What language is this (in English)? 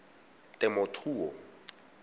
Tswana